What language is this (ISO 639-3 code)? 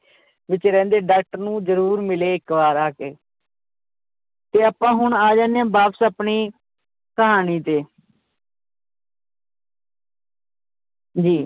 pan